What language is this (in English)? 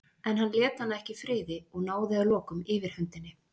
Icelandic